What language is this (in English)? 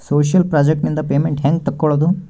Kannada